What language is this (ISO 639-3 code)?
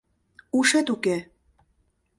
chm